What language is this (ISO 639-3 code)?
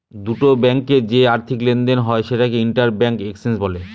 ben